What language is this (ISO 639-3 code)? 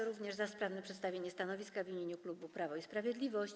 pol